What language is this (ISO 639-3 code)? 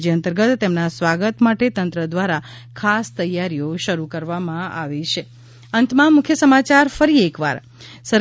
guj